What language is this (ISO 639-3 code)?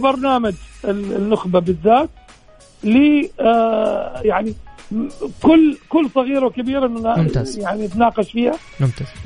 ara